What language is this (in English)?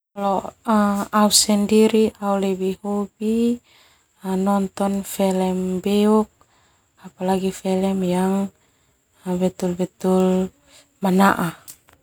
Termanu